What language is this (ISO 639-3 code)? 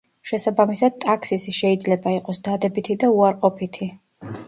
kat